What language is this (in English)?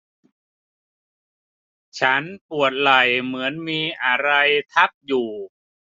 Thai